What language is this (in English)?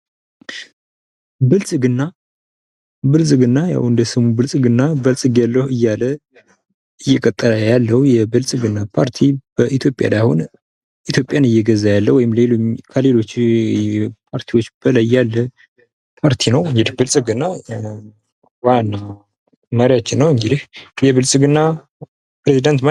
Amharic